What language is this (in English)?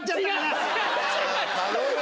Japanese